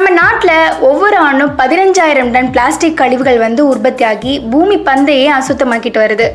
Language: Tamil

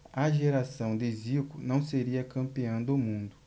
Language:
Portuguese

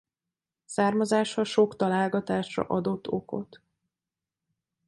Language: Hungarian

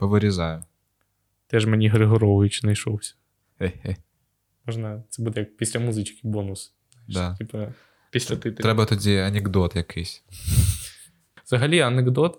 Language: Ukrainian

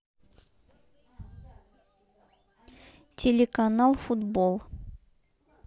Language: Russian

